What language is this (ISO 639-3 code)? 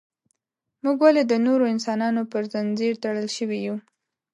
pus